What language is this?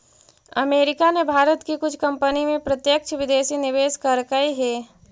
Magahi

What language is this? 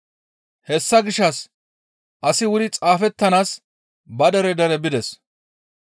Gamo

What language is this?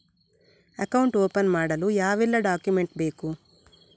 Kannada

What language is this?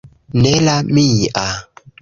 Esperanto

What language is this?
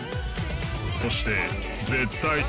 Japanese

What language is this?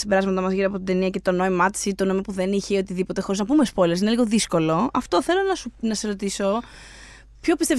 Greek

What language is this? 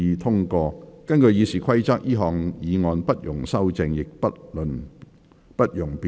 Cantonese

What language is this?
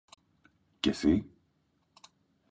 Greek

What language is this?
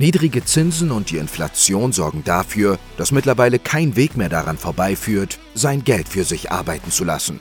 German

